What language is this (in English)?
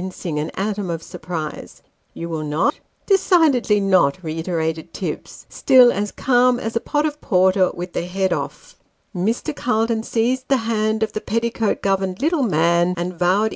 English